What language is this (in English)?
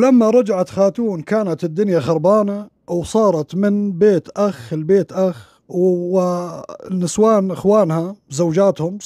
Arabic